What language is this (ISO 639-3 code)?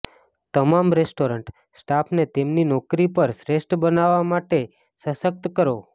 guj